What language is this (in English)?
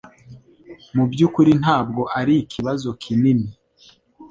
Kinyarwanda